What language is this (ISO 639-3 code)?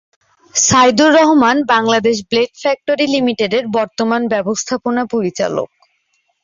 ben